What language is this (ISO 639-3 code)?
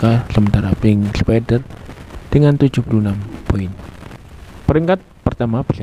ind